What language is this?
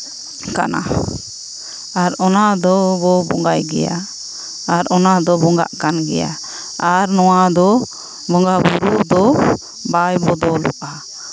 Santali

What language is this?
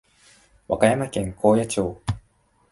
Japanese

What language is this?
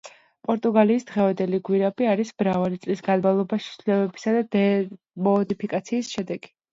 Georgian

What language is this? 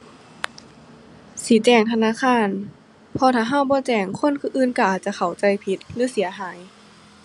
Thai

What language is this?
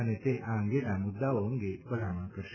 Gujarati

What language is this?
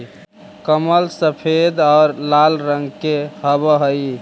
Magahi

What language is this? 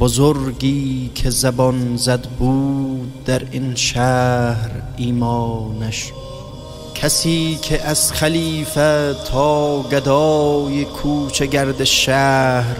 Persian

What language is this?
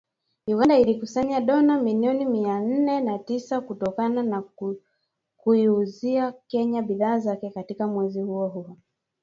Swahili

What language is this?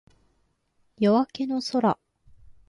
Japanese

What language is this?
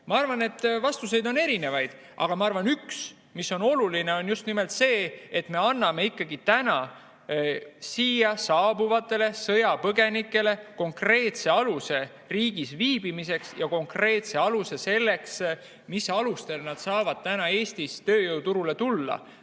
Estonian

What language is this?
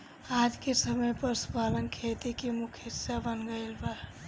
Bhojpuri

